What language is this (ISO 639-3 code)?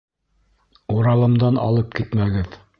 bak